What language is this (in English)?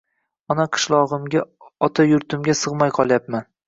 Uzbek